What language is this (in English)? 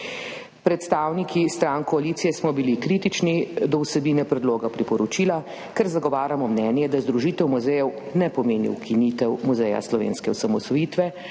Slovenian